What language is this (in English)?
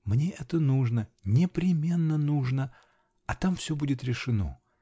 Russian